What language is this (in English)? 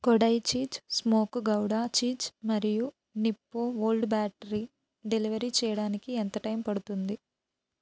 Telugu